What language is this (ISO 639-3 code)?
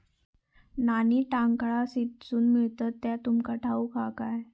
mar